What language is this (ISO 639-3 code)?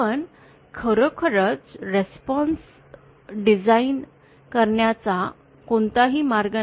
mar